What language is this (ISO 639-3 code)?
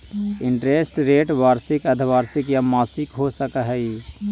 mag